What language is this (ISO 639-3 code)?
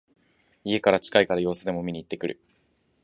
jpn